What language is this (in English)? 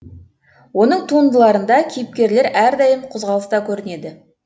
Kazakh